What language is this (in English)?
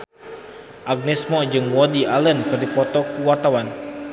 Sundanese